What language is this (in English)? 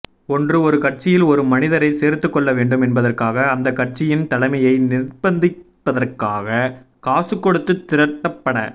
Tamil